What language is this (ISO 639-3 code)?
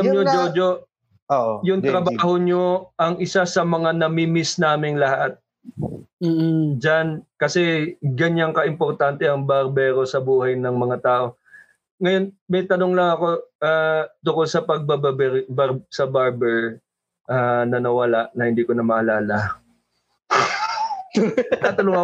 fil